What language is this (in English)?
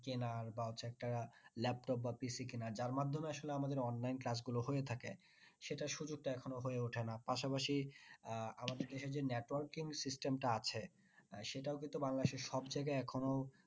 Bangla